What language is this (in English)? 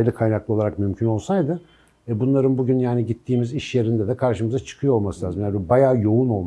Turkish